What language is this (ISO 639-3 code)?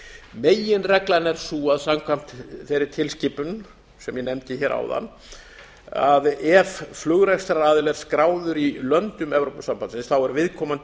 isl